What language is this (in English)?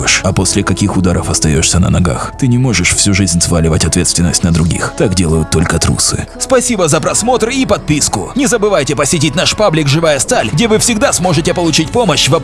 Russian